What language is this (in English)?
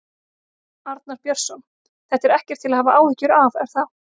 Icelandic